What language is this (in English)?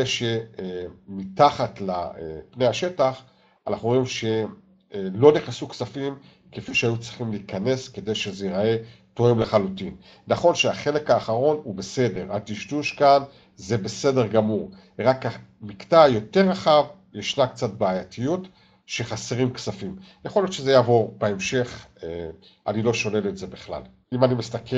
Hebrew